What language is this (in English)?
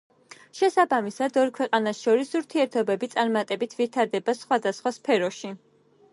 Georgian